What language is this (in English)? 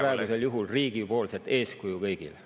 Estonian